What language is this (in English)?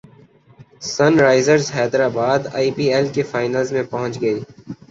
Urdu